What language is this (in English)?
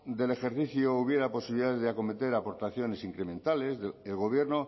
Spanish